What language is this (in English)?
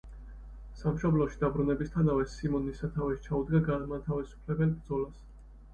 Georgian